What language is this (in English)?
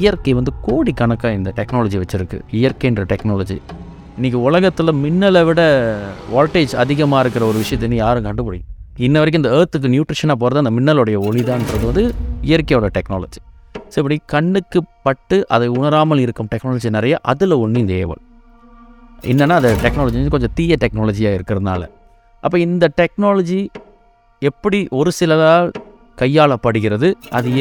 Tamil